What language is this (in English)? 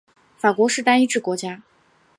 Chinese